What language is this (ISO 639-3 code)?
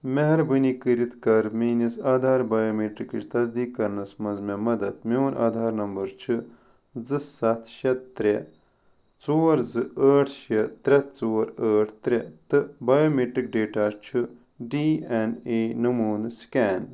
kas